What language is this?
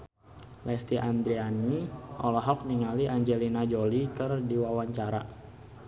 Sundanese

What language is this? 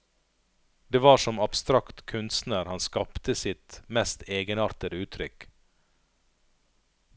Norwegian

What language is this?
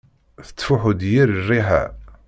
Kabyle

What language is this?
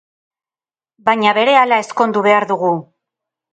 Basque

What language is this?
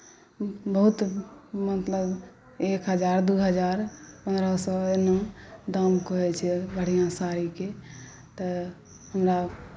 Maithili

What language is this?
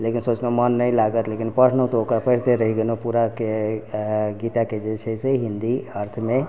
Maithili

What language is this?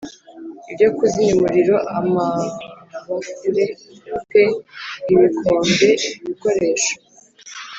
Kinyarwanda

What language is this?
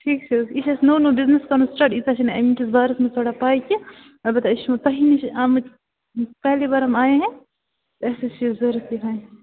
Kashmiri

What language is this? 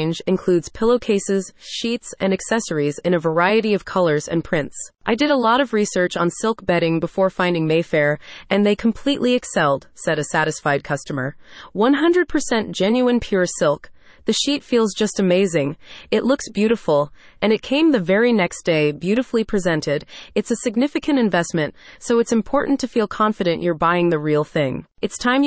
English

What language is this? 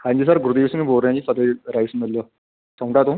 Punjabi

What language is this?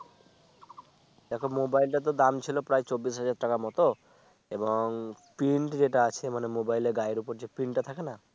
Bangla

